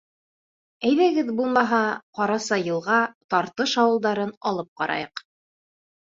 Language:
Bashkir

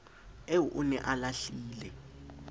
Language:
Southern Sotho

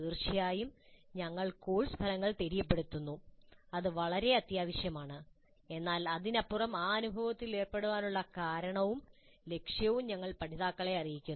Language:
Malayalam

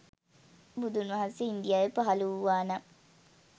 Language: Sinhala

